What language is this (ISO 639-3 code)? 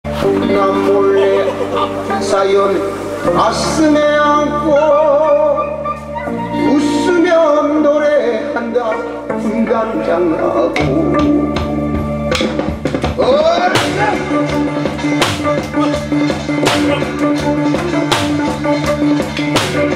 kor